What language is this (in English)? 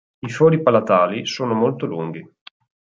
Italian